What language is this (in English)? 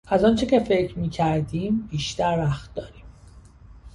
Persian